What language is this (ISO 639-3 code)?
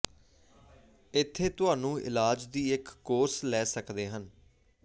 pan